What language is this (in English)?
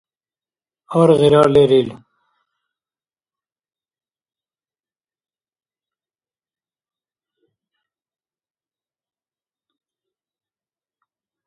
Dargwa